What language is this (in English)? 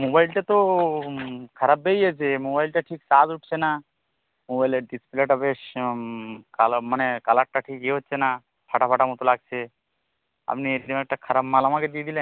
Bangla